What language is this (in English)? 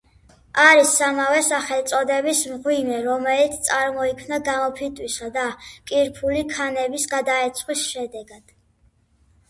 Georgian